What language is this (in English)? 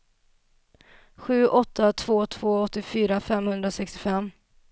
Swedish